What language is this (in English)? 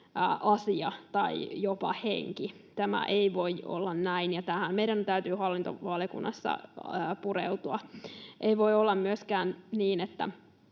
Finnish